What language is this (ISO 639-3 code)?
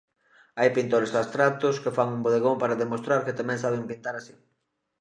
glg